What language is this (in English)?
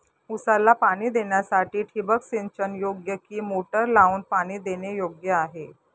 Marathi